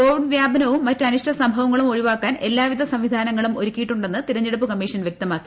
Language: Malayalam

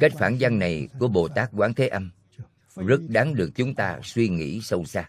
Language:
Vietnamese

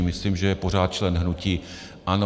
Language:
Czech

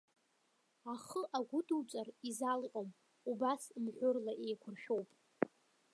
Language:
Abkhazian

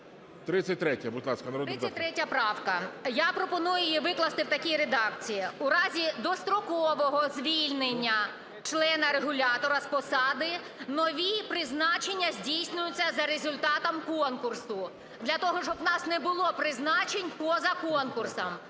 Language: Ukrainian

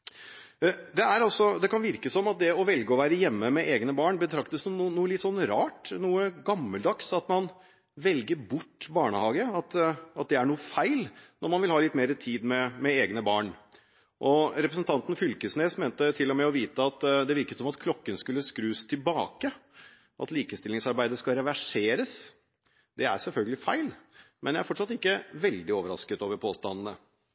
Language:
Norwegian Bokmål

